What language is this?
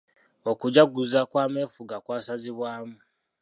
Ganda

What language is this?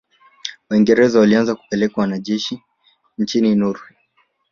Swahili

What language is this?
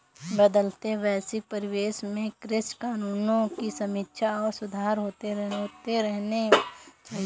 Hindi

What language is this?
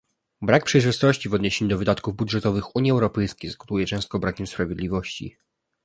Polish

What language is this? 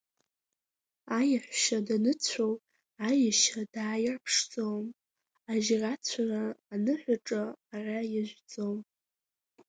Abkhazian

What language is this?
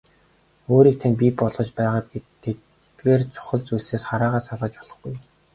Mongolian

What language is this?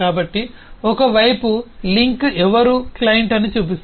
Telugu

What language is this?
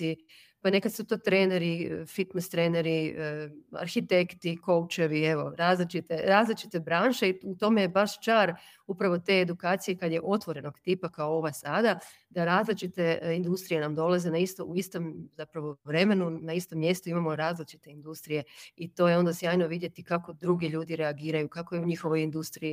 Croatian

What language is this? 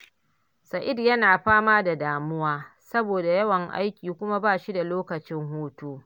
Hausa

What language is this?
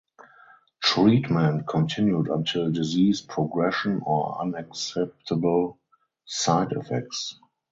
English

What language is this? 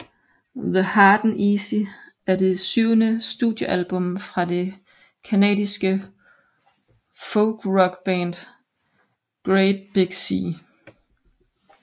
Danish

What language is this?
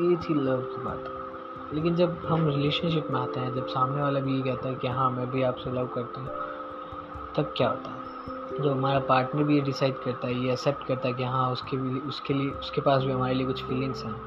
Hindi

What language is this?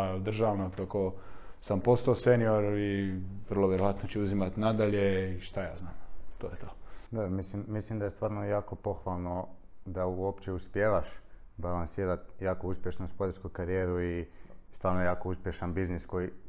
Croatian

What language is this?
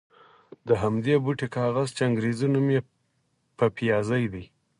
Pashto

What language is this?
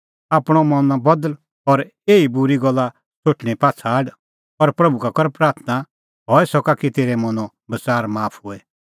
Kullu Pahari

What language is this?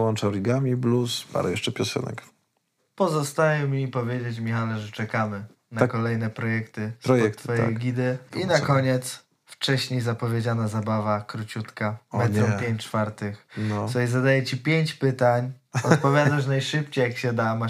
Polish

